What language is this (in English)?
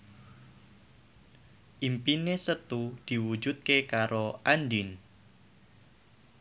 Javanese